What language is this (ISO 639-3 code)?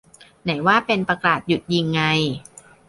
tha